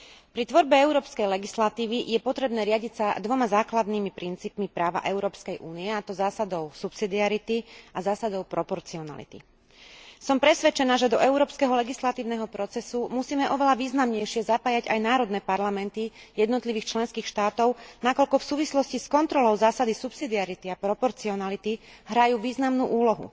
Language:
Slovak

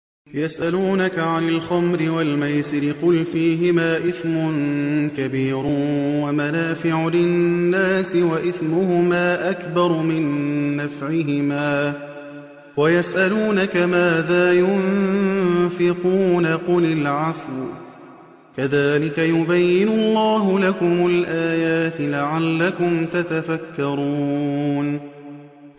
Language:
Arabic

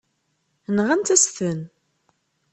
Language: Kabyle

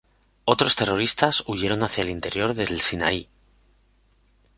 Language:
Spanish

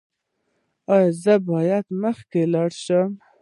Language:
Pashto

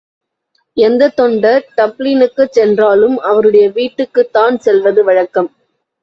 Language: Tamil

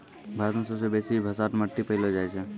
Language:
Maithili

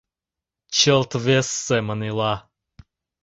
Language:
Mari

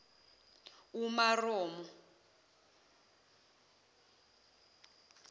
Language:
Zulu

